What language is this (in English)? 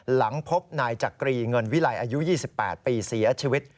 Thai